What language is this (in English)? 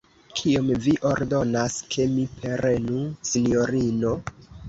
Esperanto